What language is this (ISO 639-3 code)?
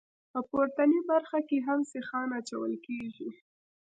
pus